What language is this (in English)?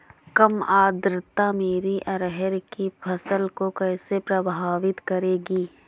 Hindi